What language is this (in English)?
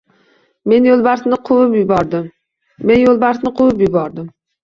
Uzbek